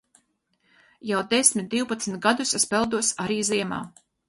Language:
Latvian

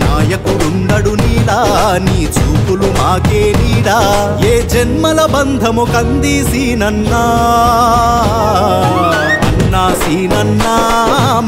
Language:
Arabic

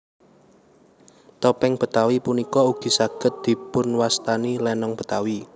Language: Javanese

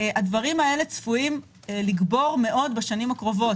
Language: Hebrew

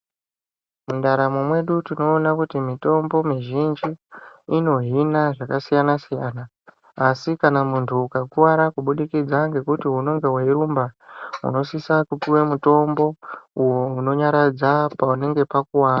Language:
Ndau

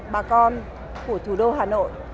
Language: Vietnamese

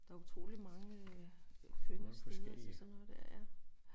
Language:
Danish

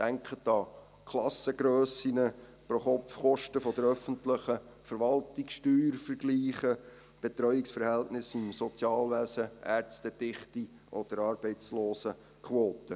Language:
Swiss German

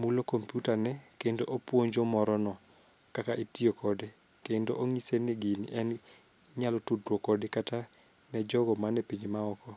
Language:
Luo (Kenya and Tanzania)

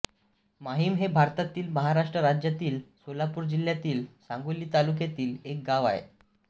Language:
Marathi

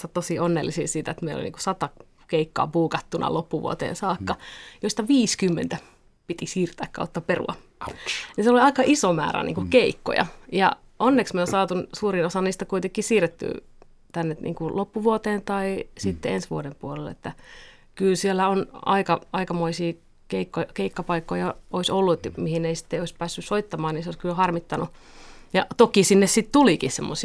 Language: Finnish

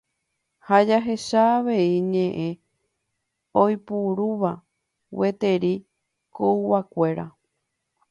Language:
Guarani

